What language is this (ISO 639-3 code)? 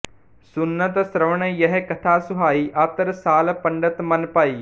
pan